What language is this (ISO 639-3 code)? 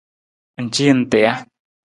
nmz